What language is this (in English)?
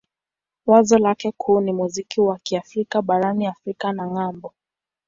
Swahili